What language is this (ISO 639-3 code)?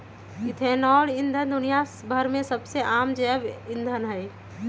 mag